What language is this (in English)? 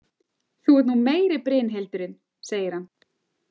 Icelandic